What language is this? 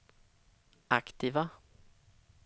Swedish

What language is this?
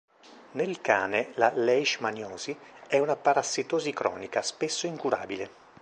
Italian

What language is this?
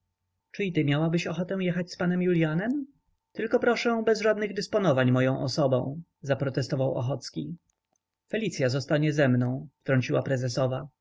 Polish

